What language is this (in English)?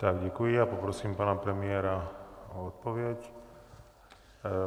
Czech